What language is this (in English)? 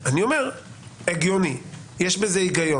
Hebrew